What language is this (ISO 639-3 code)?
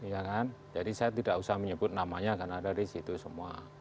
ind